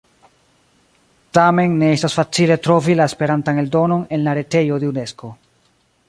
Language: Esperanto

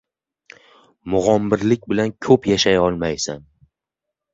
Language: Uzbek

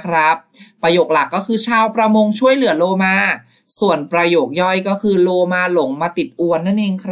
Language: Thai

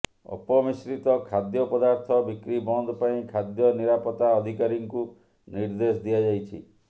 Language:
Odia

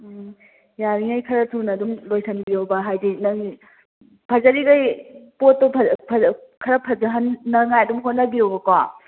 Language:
Manipuri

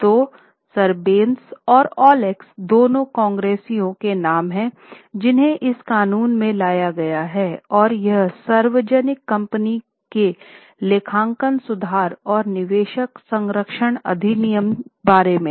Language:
Hindi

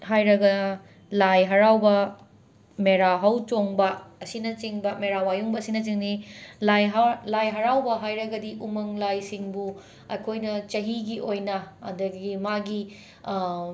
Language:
Manipuri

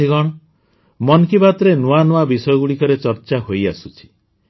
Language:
Odia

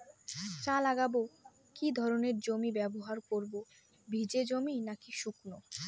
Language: Bangla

